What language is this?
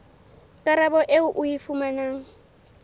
Southern Sotho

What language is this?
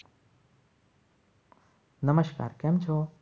Gujarati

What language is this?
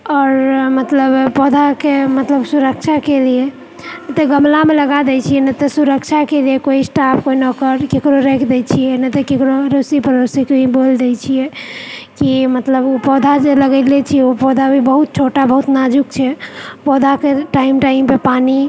Maithili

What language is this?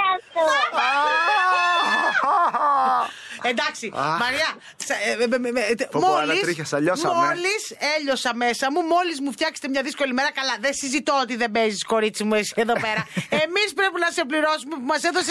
Greek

